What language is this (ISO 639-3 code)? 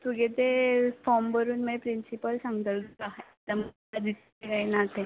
kok